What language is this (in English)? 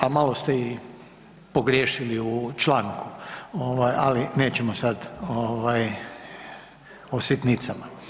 Croatian